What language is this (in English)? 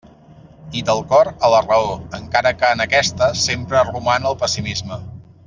Catalan